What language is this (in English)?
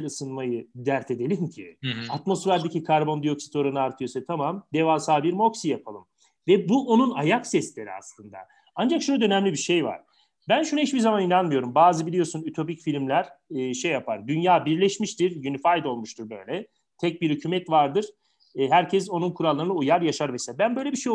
Turkish